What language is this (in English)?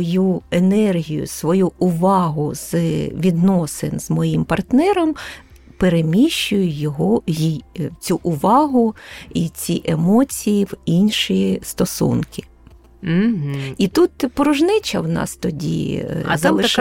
Ukrainian